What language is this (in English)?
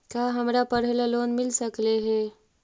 Magahi